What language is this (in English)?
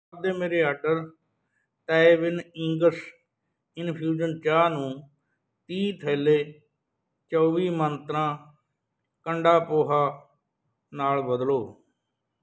Punjabi